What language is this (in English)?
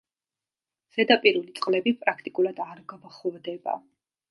Georgian